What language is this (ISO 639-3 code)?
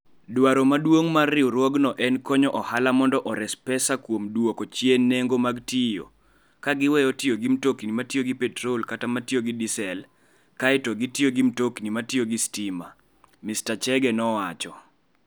luo